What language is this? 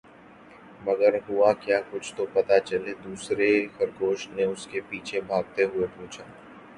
Urdu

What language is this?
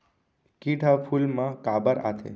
Chhattisgarhi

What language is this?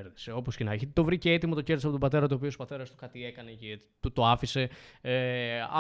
Greek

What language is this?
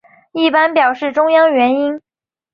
Chinese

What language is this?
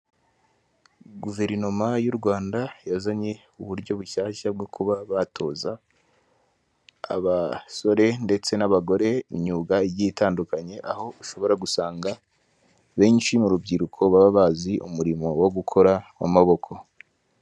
Kinyarwanda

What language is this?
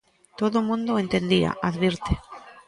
Galician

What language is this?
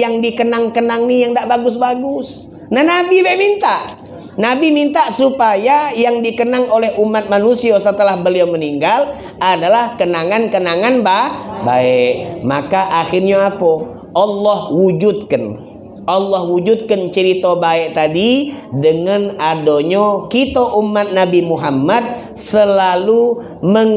Indonesian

